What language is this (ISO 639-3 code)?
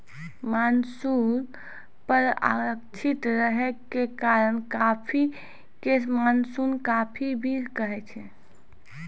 mai